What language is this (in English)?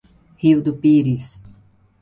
Portuguese